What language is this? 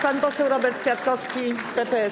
Polish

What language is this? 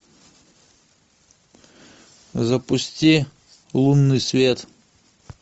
Russian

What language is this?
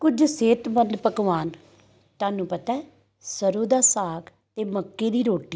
Punjabi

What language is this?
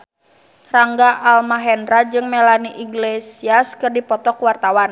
Sundanese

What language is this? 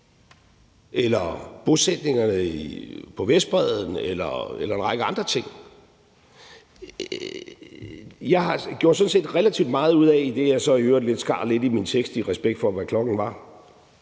Danish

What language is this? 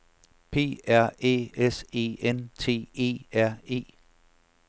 Danish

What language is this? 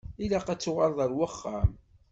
Kabyle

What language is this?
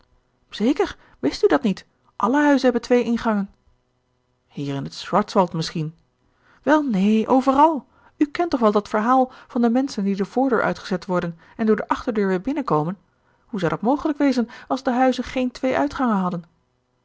Dutch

